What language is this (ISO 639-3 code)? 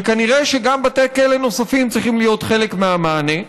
heb